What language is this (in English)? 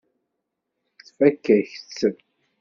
Kabyle